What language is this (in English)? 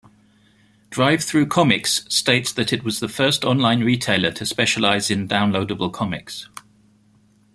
English